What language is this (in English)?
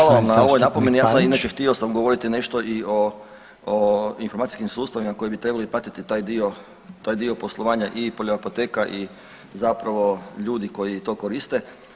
Croatian